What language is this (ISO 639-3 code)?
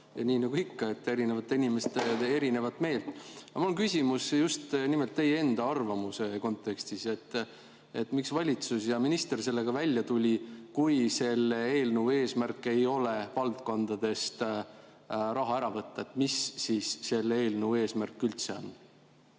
est